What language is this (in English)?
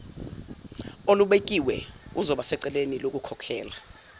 Zulu